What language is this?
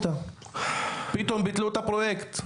Hebrew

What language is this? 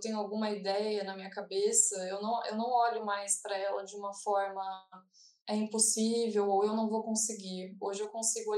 Portuguese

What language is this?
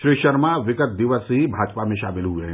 Hindi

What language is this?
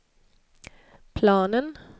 Swedish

